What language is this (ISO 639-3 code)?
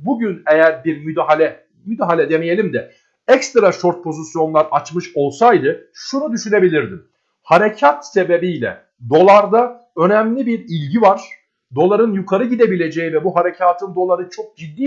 tur